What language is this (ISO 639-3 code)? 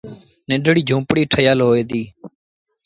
sbn